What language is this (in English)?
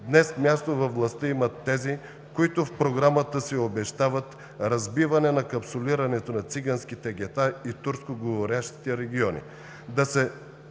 Bulgarian